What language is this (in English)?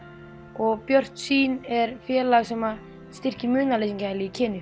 Icelandic